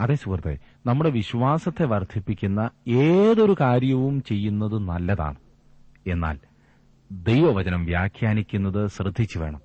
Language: Malayalam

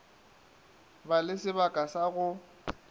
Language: Northern Sotho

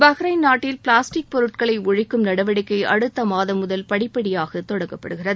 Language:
Tamil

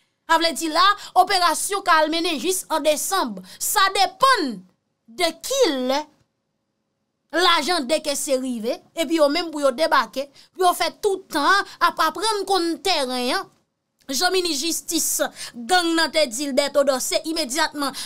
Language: French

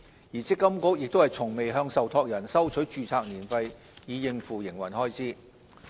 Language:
Cantonese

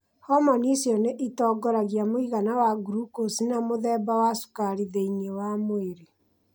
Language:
Kikuyu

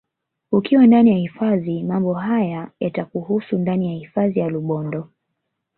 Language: Swahili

